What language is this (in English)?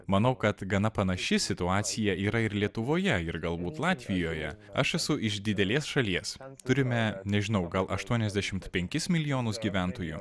Lithuanian